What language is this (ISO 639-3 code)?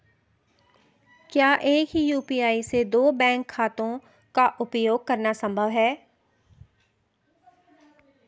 hin